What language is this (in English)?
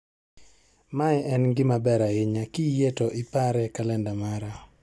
Luo (Kenya and Tanzania)